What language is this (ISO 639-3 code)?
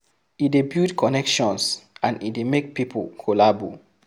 pcm